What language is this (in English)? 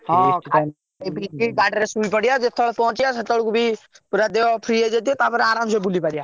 Odia